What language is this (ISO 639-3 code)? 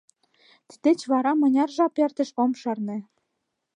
chm